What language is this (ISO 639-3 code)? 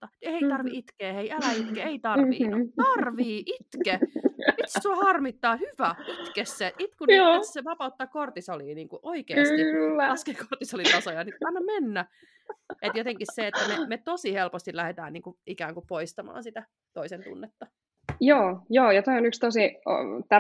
fin